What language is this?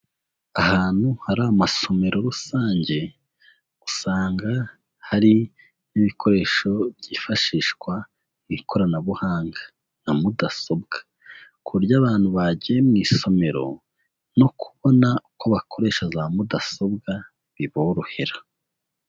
Kinyarwanda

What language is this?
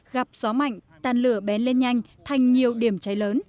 Vietnamese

